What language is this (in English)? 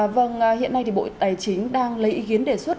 Vietnamese